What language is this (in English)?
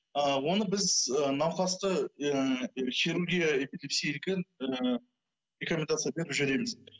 Kazakh